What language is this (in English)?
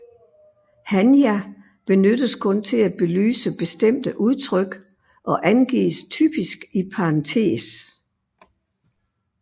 Danish